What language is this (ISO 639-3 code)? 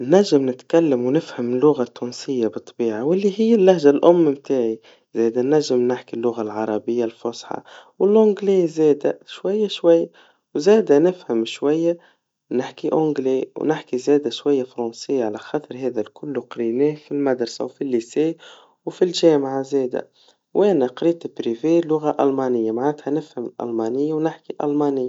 aeb